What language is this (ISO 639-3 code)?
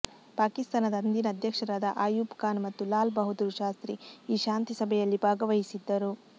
kan